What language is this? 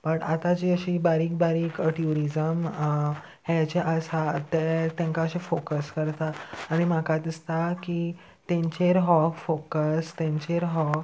Konkani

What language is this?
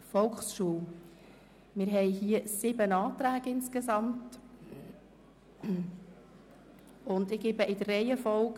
Swiss German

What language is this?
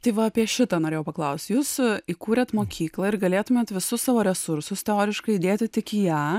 Lithuanian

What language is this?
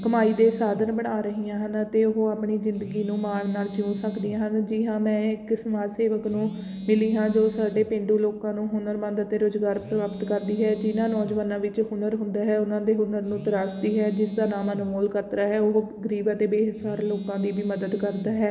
Punjabi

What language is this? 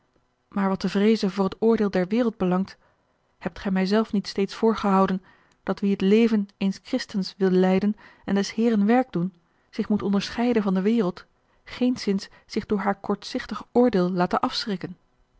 Dutch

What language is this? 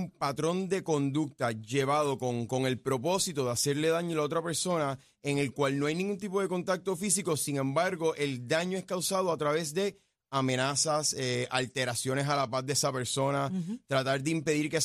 Spanish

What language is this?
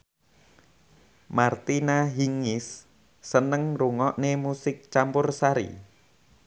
Javanese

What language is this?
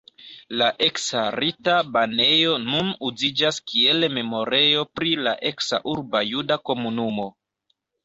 Esperanto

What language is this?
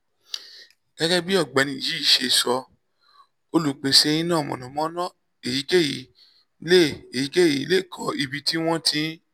Yoruba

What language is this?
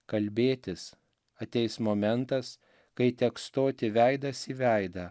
Lithuanian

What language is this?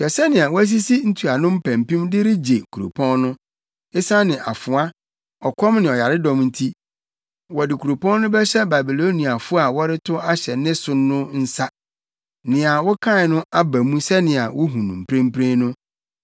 Akan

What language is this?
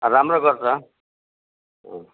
Nepali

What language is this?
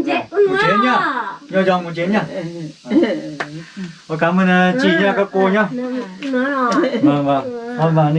Vietnamese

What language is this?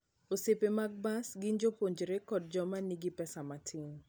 Luo (Kenya and Tanzania)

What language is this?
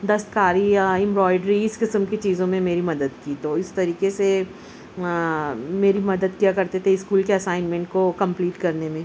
Urdu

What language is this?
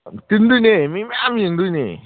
Manipuri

